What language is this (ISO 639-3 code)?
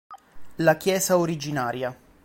ita